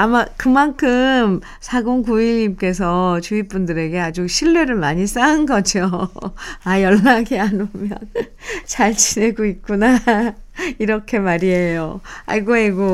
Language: Korean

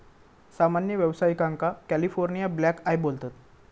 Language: Marathi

